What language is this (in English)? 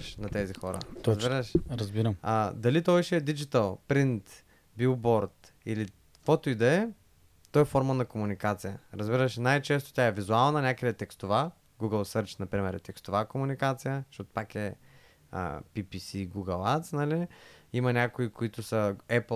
Bulgarian